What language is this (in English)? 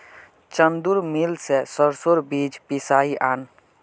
Magahi